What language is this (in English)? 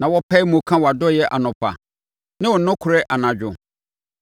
Akan